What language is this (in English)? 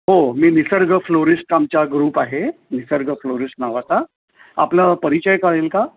Marathi